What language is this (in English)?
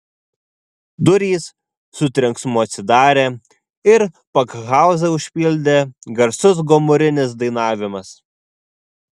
Lithuanian